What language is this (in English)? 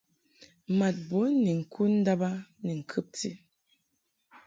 Mungaka